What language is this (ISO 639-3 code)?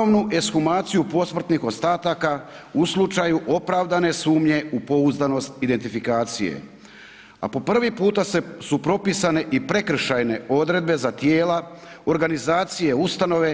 hrv